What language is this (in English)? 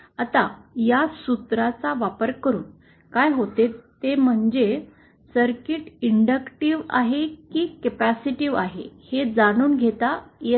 Marathi